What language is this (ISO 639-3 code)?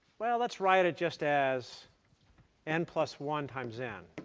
eng